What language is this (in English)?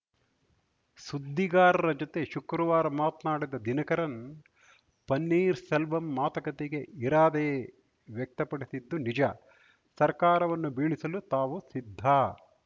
Kannada